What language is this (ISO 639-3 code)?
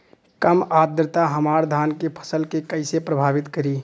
bho